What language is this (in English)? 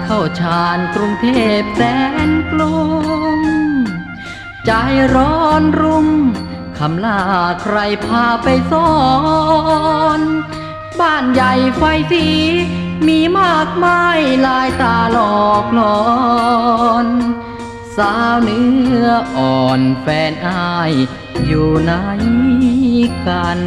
Thai